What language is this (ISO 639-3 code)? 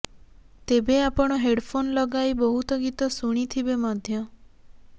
ori